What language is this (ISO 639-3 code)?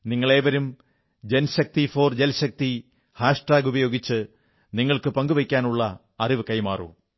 mal